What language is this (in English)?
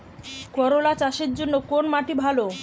Bangla